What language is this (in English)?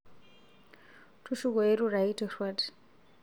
Masai